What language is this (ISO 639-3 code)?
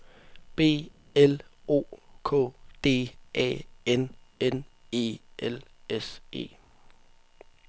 dan